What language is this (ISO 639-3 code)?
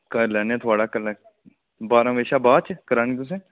doi